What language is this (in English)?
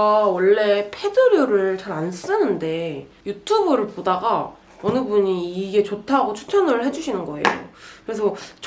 Korean